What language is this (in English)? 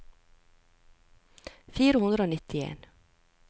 Norwegian